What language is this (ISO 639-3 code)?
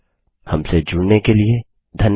hin